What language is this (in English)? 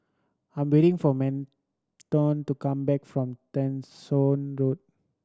English